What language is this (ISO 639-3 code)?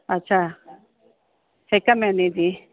snd